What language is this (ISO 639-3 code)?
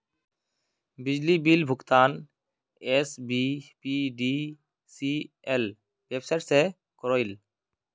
mag